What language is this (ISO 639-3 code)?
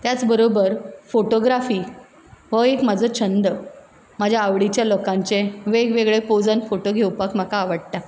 kok